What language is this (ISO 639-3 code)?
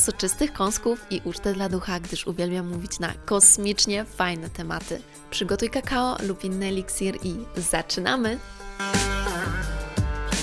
pol